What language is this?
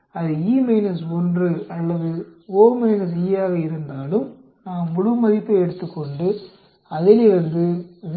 Tamil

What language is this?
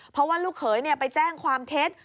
Thai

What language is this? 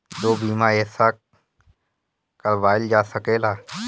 Bhojpuri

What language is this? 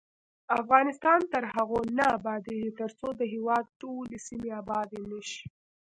Pashto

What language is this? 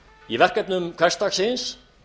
Icelandic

